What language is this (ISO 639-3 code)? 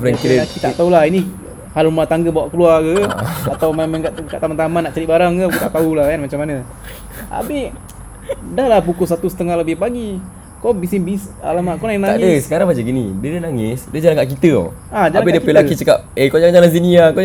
msa